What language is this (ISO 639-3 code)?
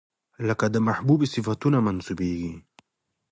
pus